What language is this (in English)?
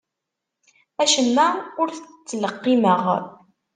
Kabyle